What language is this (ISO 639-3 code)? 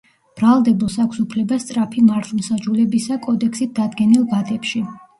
kat